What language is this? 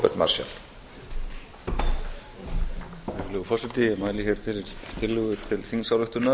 Icelandic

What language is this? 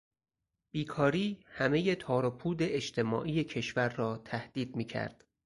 Persian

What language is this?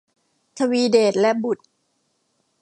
Thai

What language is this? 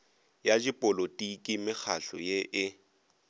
Northern Sotho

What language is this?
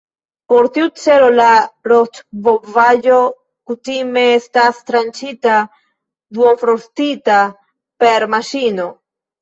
Esperanto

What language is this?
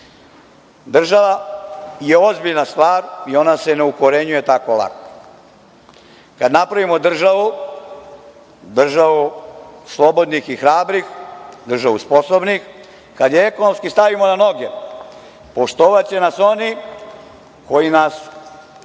Serbian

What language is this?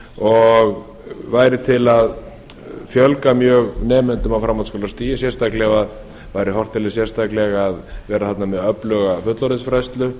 Icelandic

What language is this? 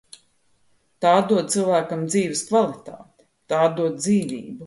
Latvian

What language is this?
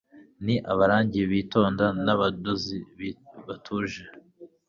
Kinyarwanda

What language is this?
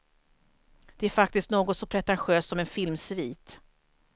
Swedish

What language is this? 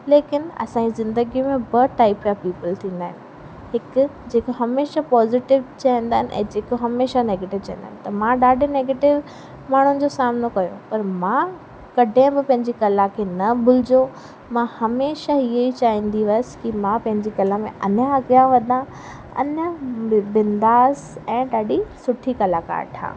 Sindhi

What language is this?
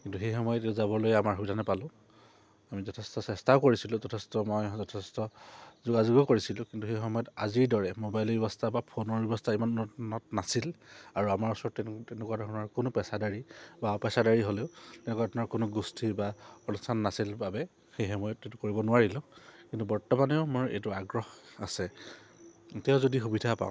Assamese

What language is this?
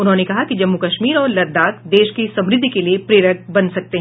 Hindi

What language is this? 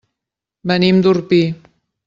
Catalan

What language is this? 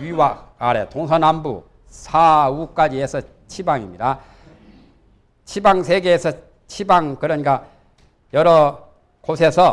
Korean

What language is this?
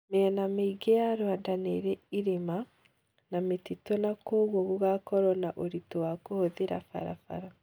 Kikuyu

